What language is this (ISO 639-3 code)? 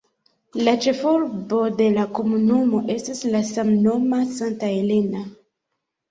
epo